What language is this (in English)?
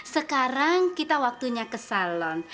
Indonesian